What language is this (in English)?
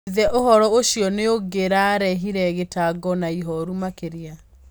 Kikuyu